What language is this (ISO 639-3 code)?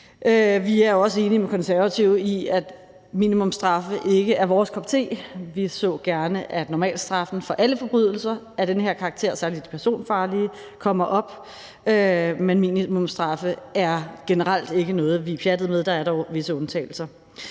dan